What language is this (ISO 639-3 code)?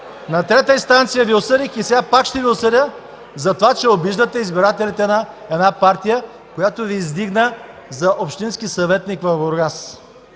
bul